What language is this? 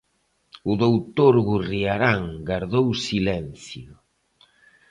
Galician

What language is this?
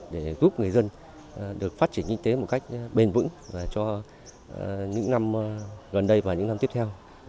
Vietnamese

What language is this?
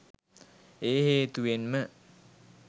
Sinhala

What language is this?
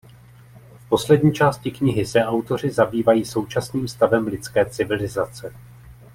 Czech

